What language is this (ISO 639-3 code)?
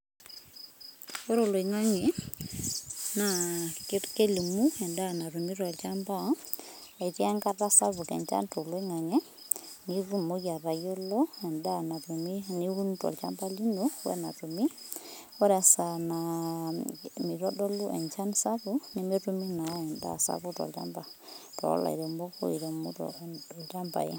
mas